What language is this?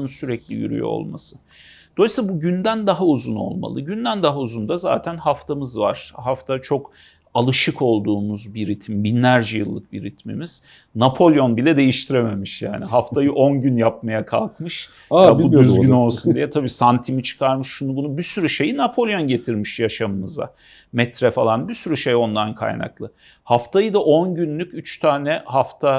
Turkish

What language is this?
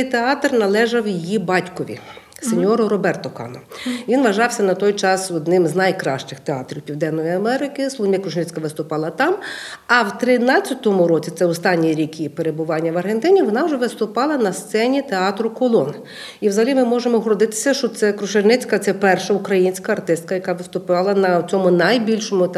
Ukrainian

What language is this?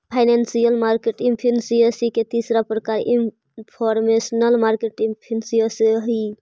Magahi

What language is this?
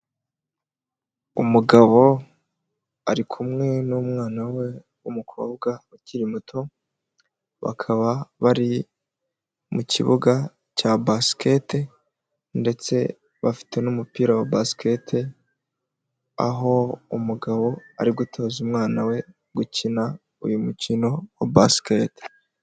Kinyarwanda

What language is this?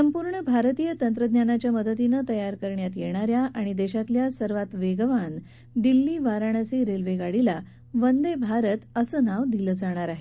Marathi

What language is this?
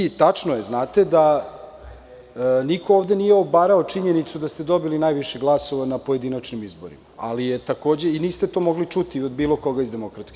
Serbian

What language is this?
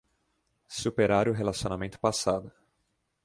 Portuguese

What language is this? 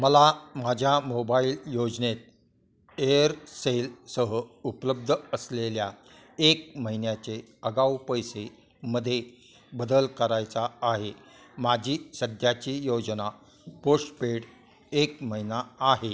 Marathi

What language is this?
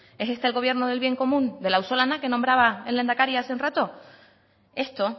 Spanish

